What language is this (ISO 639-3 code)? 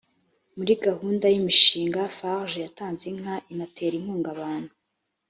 kin